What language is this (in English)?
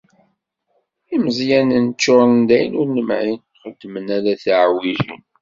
Kabyle